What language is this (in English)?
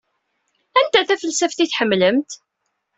Kabyle